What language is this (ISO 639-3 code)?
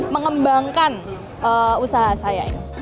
ind